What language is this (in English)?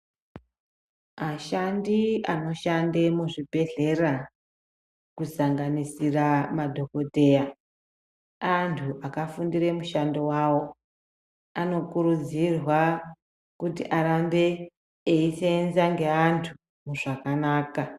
Ndau